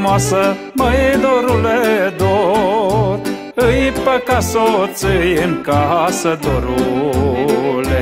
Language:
Romanian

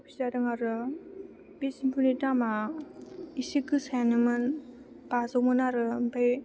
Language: Bodo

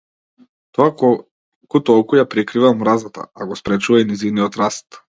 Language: Macedonian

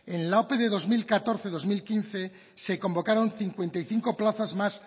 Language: Spanish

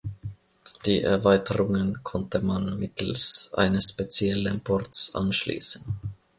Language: German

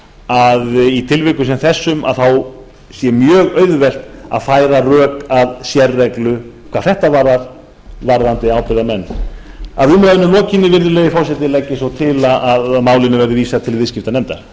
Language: Icelandic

